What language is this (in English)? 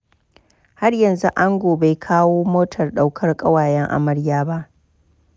Hausa